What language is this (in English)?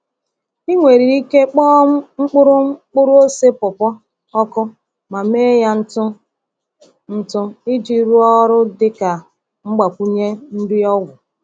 Igbo